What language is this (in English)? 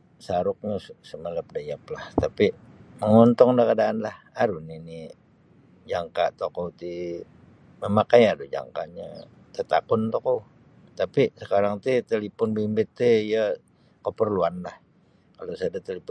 Sabah Bisaya